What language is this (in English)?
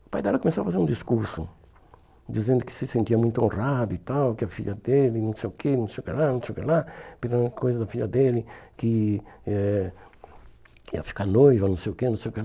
Portuguese